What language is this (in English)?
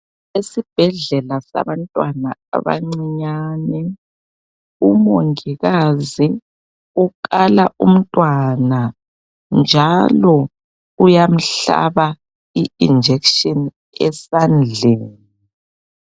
North Ndebele